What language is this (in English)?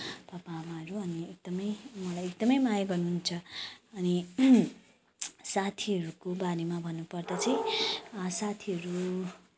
Nepali